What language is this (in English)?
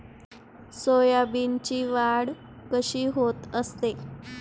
Marathi